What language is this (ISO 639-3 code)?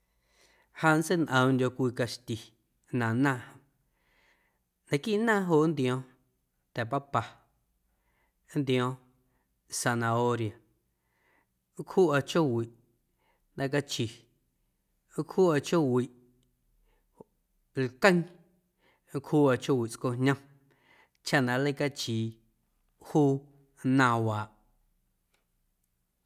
amu